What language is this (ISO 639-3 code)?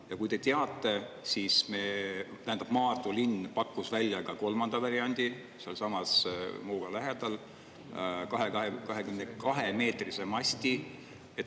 est